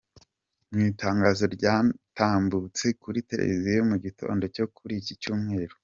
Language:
Kinyarwanda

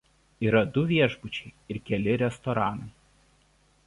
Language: Lithuanian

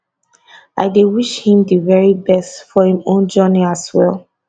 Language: Nigerian Pidgin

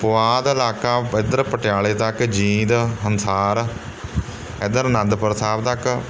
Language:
Punjabi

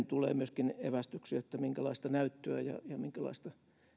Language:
Finnish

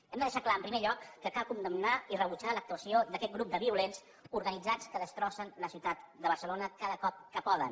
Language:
Catalan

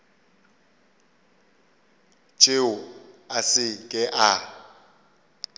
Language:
Northern Sotho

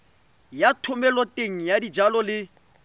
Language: Tswana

